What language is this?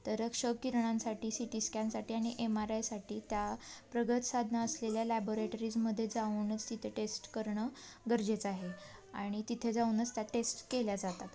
Marathi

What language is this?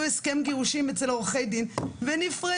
Hebrew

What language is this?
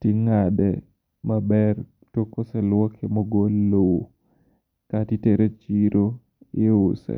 Luo (Kenya and Tanzania)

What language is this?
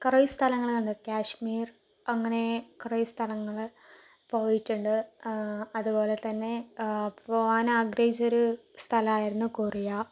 Malayalam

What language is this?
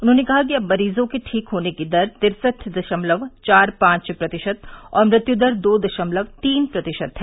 Hindi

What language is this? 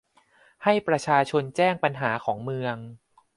Thai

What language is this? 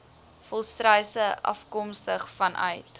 Afrikaans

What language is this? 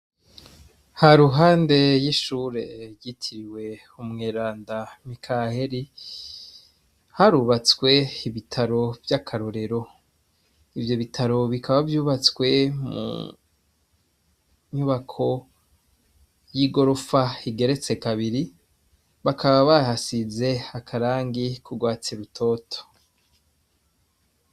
Rundi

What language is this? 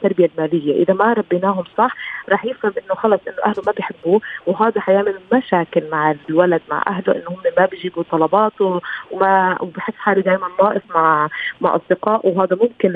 Arabic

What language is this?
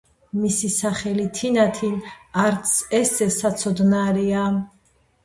Georgian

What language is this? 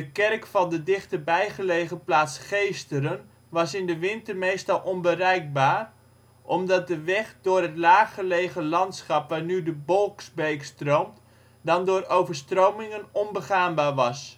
Dutch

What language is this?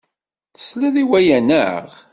Kabyle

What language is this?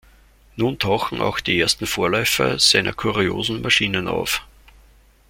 German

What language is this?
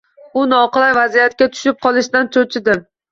Uzbek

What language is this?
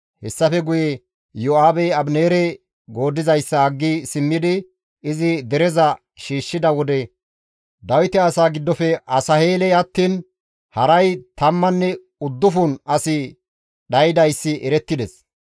Gamo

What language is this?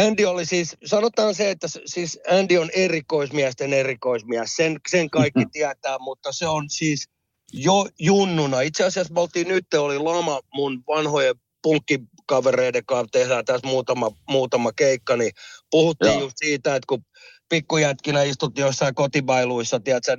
Finnish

